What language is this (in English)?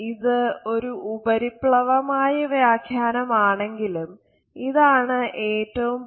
Malayalam